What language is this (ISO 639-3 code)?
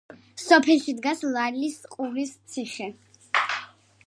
kat